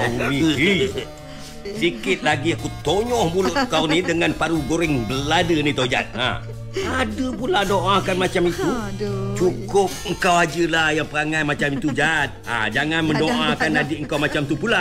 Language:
Malay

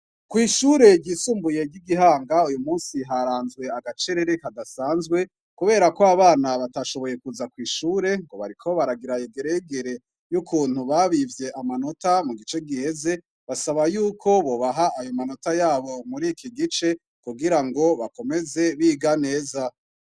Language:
Rundi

